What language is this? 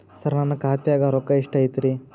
Kannada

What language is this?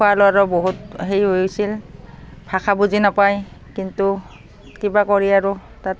Assamese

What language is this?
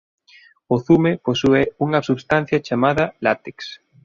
Galician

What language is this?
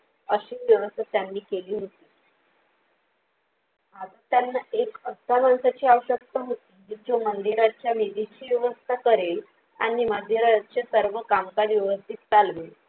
Marathi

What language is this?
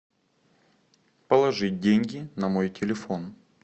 Russian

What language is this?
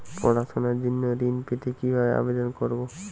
Bangla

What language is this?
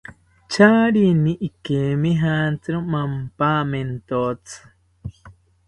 South Ucayali Ashéninka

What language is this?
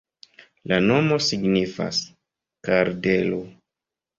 Esperanto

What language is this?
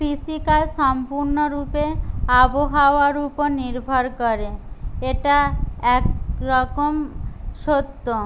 Bangla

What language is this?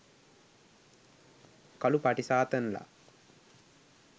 Sinhala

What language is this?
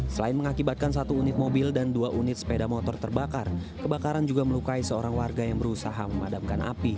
Indonesian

